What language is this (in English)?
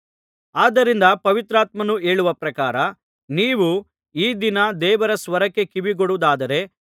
Kannada